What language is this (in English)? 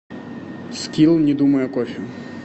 Russian